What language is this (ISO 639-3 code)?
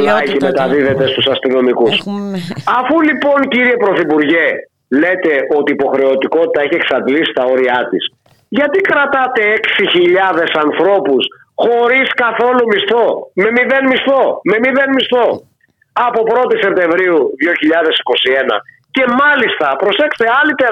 ell